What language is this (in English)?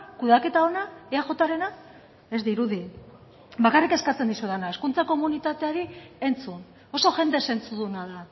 Basque